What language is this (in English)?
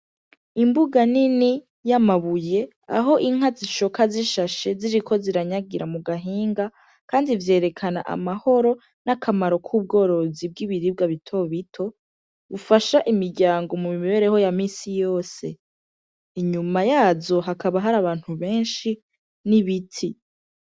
Rundi